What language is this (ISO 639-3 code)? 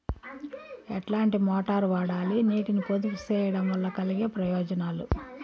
tel